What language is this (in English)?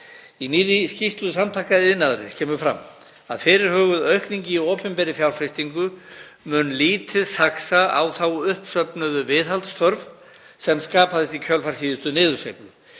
Icelandic